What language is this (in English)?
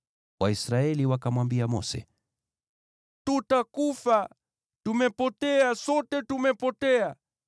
Swahili